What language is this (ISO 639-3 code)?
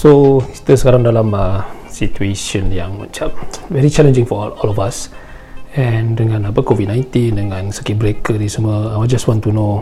msa